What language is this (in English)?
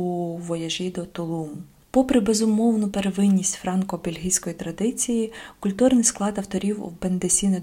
Ukrainian